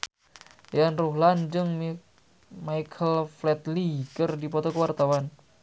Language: Sundanese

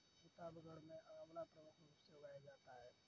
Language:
Hindi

